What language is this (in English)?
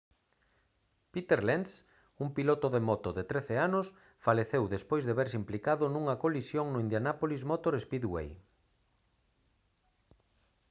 Galician